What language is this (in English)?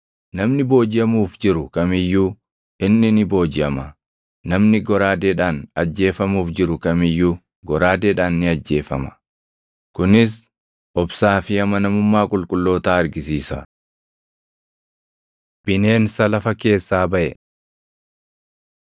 Oromo